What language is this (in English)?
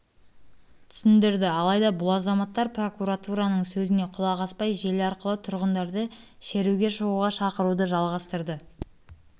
Kazakh